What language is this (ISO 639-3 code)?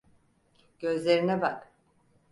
tur